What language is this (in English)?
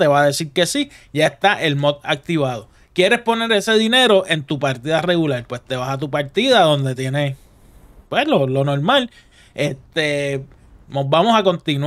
Spanish